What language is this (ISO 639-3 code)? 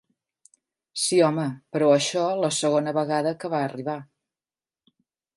cat